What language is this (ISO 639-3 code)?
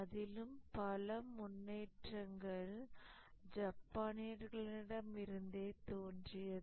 tam